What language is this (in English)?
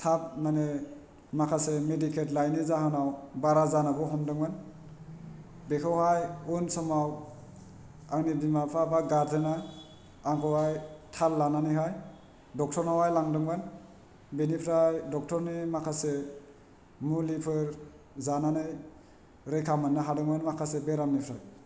Bodo